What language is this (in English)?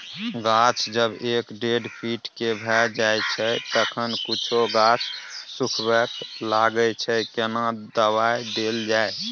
Maithili